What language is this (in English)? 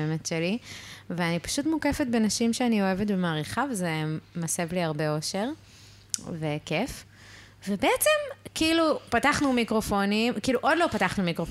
Hebrew